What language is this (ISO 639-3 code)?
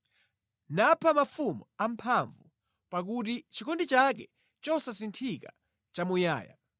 nya